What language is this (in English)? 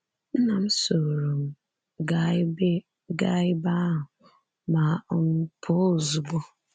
Igbo